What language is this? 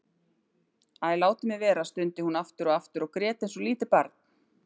Icelandic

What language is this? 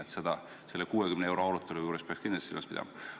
Estonian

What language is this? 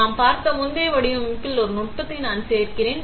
Tamil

